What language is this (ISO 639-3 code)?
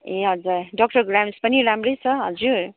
nep